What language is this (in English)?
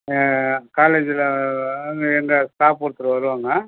Tamil